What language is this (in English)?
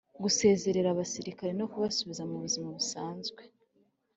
Kinyarwanda